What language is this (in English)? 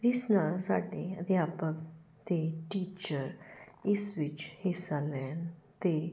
Punjabi